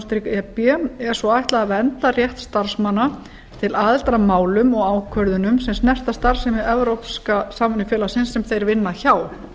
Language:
Icelandic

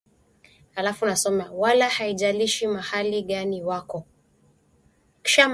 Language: Swahili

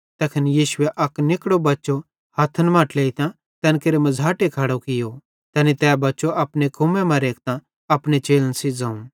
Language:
Bhadrawahi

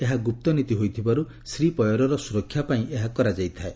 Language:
Odia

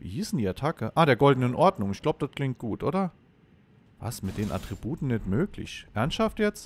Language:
German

